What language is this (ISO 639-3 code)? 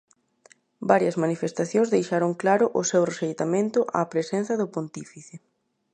glg